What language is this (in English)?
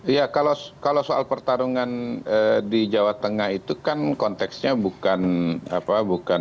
Indonesian